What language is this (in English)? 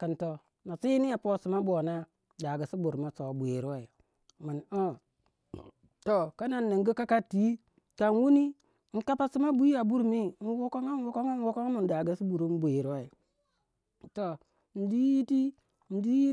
Waja